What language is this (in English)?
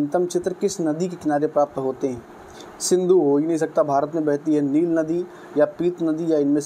Hindi